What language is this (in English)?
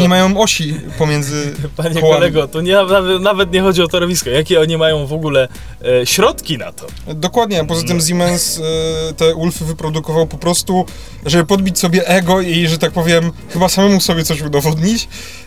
Polish